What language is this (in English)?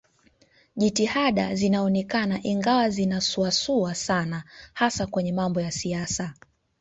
Swahili